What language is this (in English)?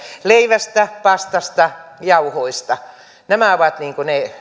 Finnish